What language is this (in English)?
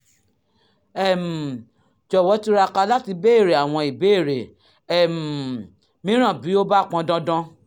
Yoruba